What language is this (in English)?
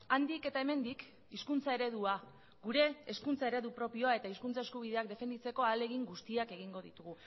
Basque